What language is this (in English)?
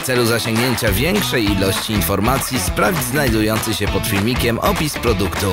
Polish